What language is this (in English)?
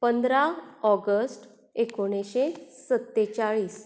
Konkani